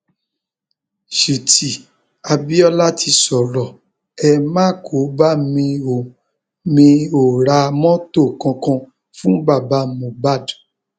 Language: Yoruba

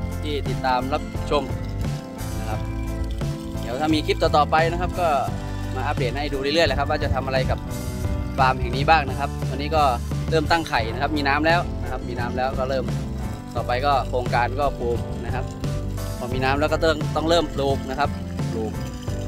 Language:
Thai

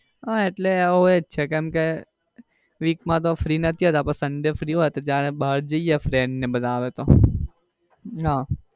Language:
Gujarati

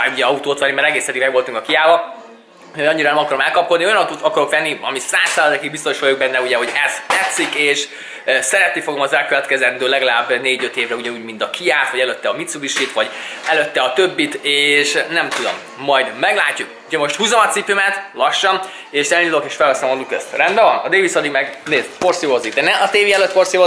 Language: Hungarian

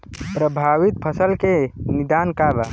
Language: Bhojpuri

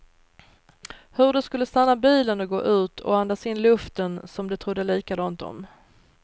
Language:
Swedish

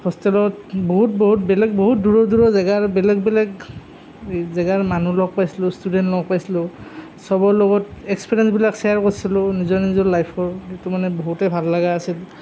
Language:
Assamese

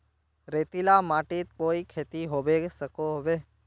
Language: Magahi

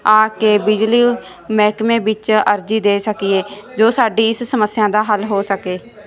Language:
Punjabi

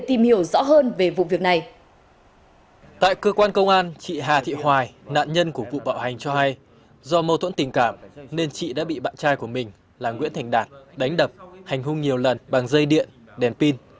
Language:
Vietnamese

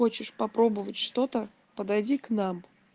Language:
Russian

